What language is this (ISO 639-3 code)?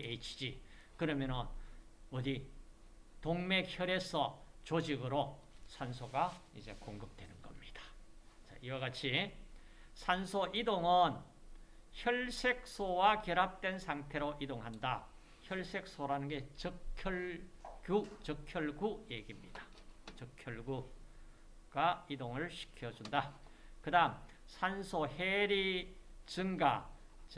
kor